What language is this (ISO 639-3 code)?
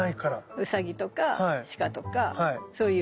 jpn